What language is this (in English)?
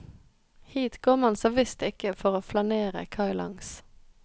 Norwegian